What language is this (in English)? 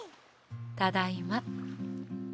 Japanese